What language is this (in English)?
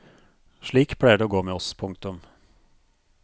Norwegian